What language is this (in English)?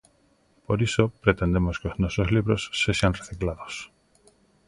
Galician